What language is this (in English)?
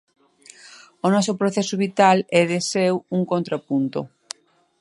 Galician